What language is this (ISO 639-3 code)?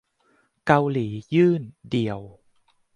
tha